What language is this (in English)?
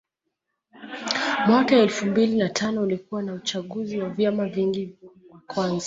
Swahili